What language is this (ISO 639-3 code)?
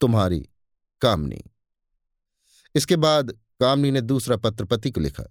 hin